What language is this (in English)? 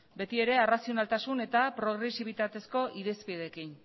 Basque